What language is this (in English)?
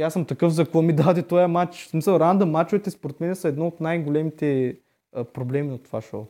Bulgarian